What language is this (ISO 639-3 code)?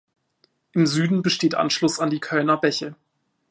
deu